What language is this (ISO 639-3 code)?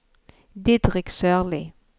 nor